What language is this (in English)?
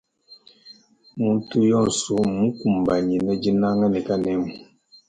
Luba-Lulua